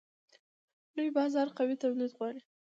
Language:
Pashto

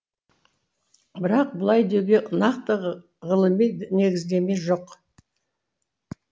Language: Kazakh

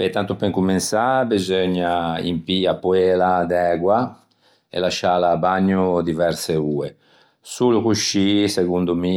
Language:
Ligurian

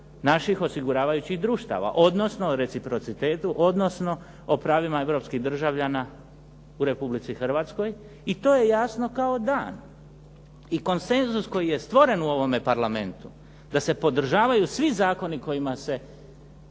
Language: Croatian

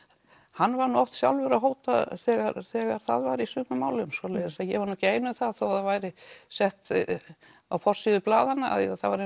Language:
Icelandic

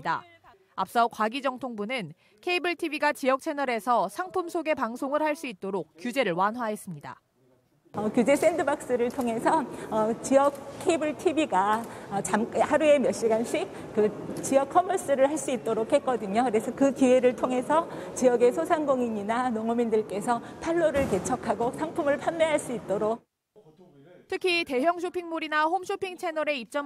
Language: Korean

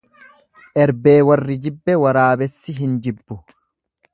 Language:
Oromo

